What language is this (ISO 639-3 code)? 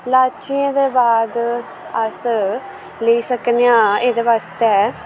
doi